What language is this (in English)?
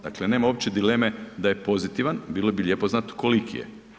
Croatian